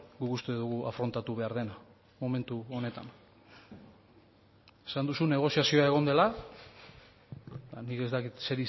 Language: Basque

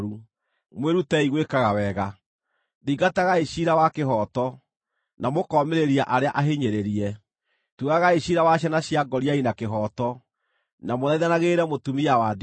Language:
Kikuyu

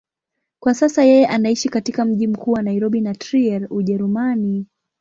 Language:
Swahili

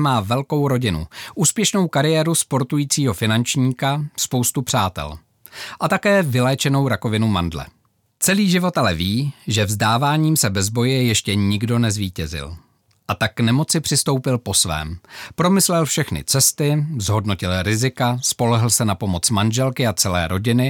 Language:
Czech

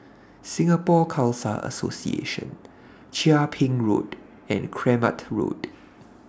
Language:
English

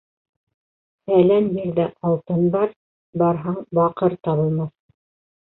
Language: Bashkir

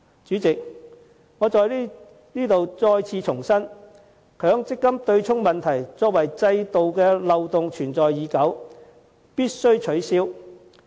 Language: Cantonese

